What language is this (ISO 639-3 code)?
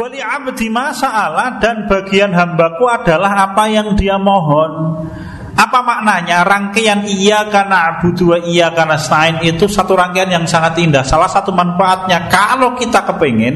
ind